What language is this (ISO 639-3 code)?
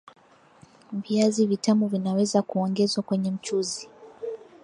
swa